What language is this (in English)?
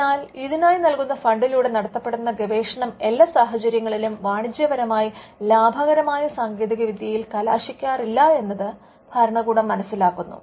Malayalam